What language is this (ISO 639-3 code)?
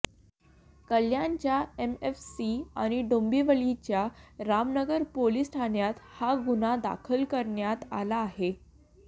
mar